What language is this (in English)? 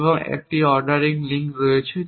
Bangla